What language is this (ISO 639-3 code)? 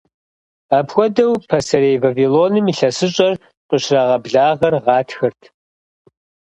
kbd